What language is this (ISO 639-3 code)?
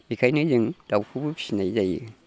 brx